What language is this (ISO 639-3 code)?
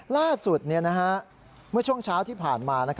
tha